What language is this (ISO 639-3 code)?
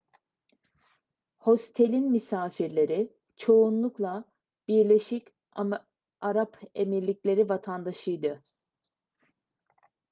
tur